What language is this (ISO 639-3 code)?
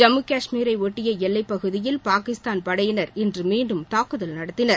tam